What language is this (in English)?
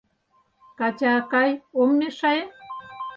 Mari